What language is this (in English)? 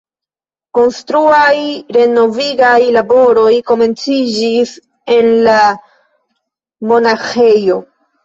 Esperanto